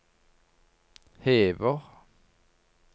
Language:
Norwegian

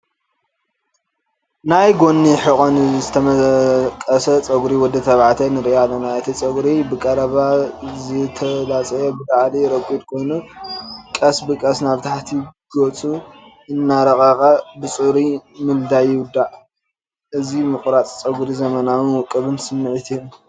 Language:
Tigrinya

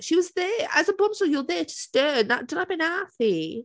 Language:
Welsh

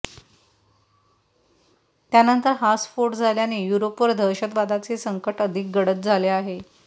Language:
Marathi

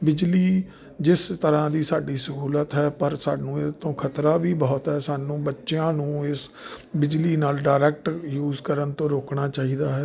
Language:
Punjabi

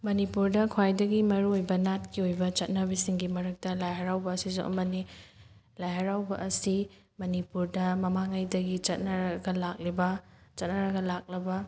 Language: Manipuri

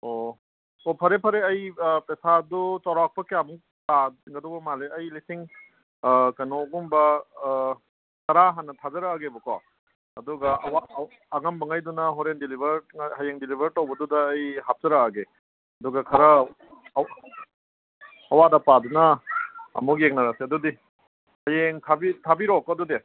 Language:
Manipuri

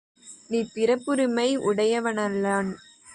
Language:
Tamil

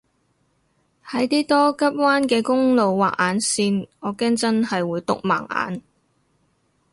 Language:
Cantonese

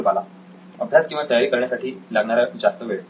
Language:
Marathi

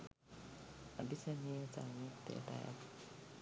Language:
Sinhala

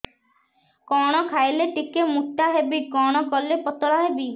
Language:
Odia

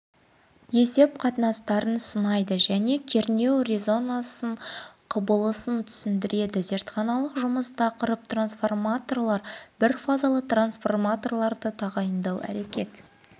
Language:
Kazakh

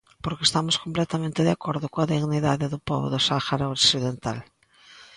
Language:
Galician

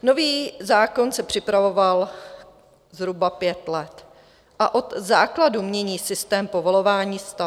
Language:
Czech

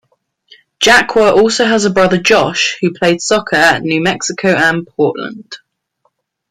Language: English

